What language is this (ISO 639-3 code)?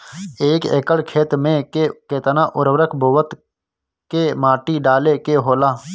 bho